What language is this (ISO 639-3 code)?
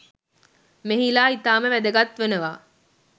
sin